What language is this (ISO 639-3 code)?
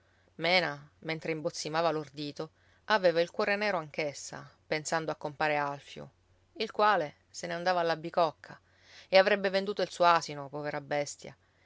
ita